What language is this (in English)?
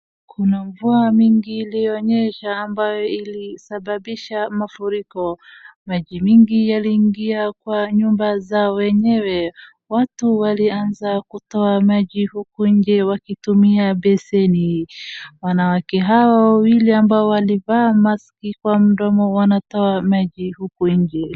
Swahili